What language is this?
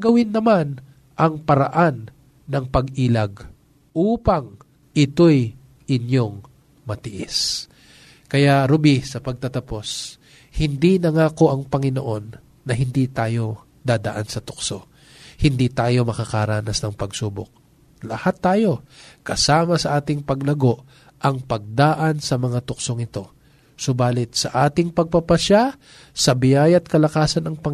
Filipino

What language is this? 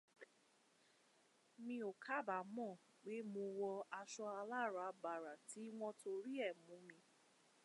Yoruba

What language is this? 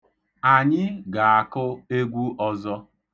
Igbo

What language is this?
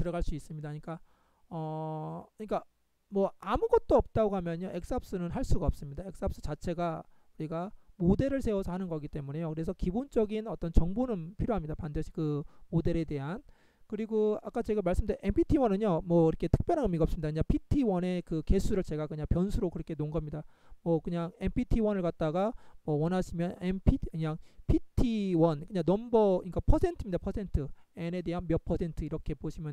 Korean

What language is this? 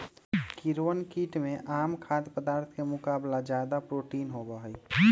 Magahi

